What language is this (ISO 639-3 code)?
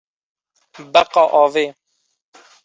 kur